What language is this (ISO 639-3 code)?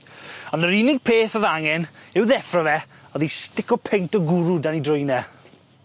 cym